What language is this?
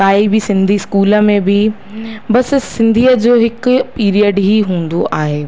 Sindhi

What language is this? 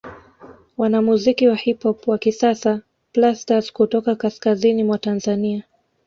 Swahili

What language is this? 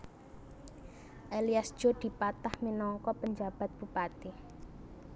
Javanese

